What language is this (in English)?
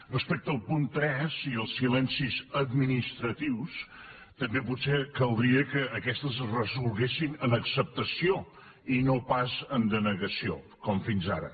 Catalan